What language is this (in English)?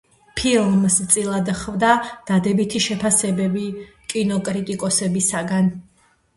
Georgian